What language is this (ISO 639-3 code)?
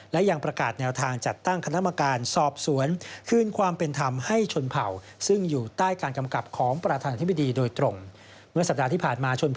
tha